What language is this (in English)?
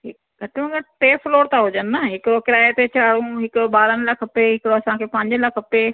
Sindhi